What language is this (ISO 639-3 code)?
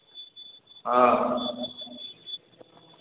mai